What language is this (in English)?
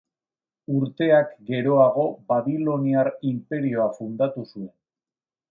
Basque